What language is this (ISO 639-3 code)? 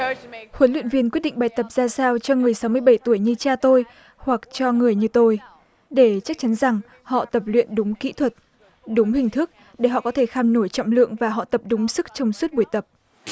vie